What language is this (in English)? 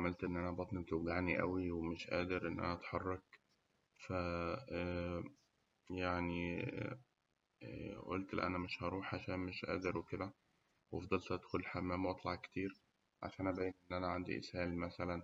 Egyptian Arabic